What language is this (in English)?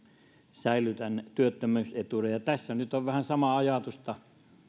Finnish